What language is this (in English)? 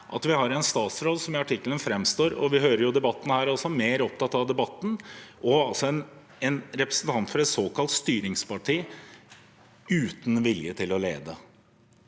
Norwegian